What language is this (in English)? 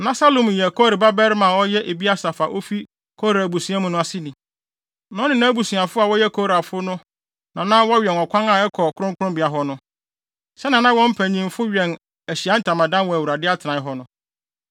Akan